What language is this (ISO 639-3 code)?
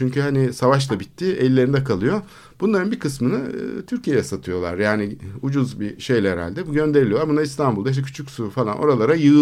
tur